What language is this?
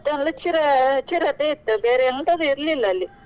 Kannada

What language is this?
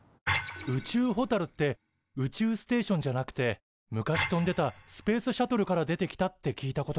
Japanese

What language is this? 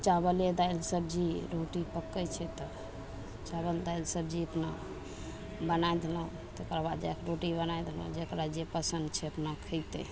Maithili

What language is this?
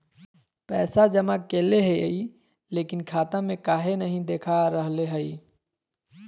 Magahi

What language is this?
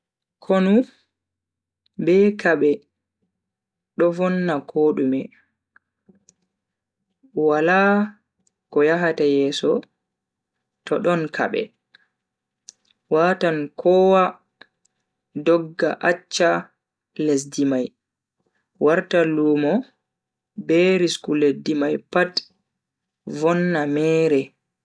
Bagirmi Fulfulde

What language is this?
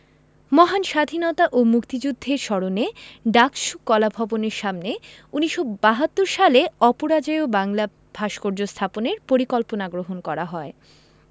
Bangla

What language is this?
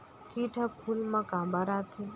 Chhattisgarhi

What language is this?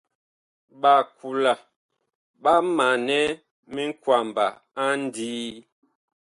Bakoko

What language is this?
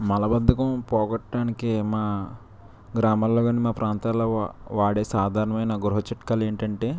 Telugu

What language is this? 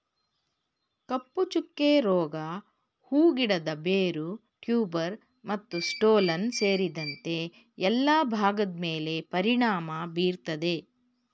Kannada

